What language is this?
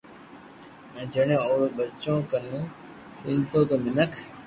Loarki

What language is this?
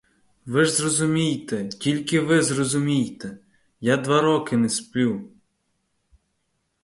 Ukrainian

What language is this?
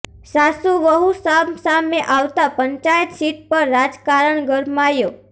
Gujarati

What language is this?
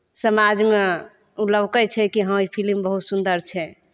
Maithili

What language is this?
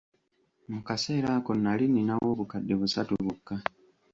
Ganda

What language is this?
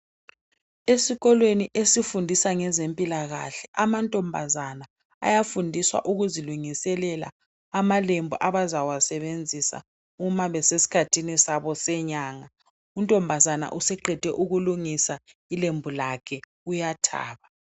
North Ndebele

